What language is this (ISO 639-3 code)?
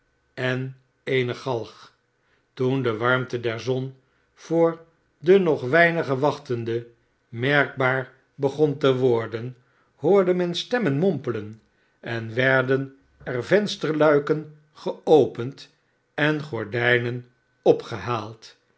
nld